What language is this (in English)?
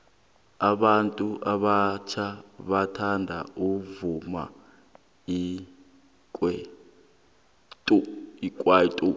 South Ndebele